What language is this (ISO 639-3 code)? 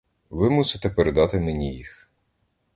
ukr